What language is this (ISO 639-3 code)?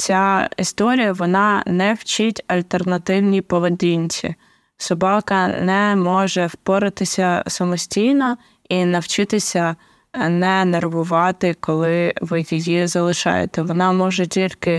ukr